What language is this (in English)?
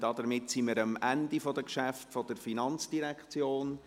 Swiss German